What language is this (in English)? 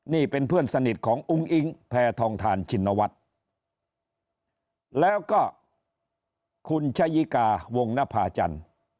Thai